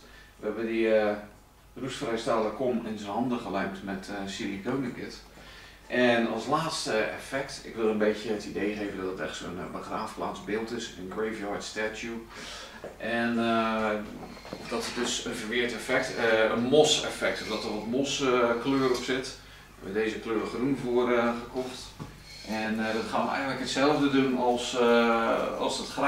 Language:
Dutch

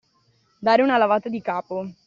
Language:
Italian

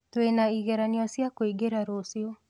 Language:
Kikuyu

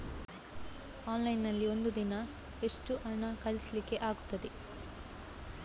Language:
Kannada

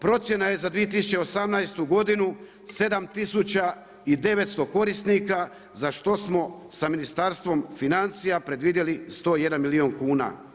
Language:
Croatian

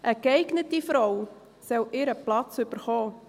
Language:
Swiss German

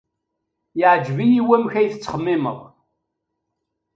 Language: Kabyle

